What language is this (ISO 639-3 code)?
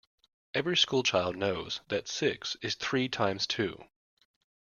eng